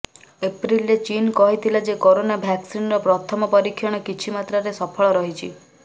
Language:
Odia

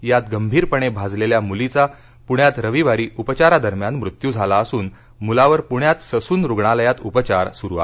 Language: Marathi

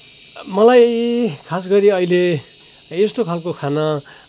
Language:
Nepali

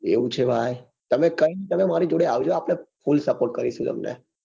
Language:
Gujarati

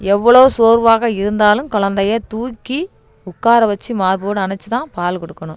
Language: Tamil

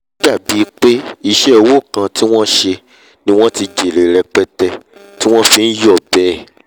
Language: Yoruba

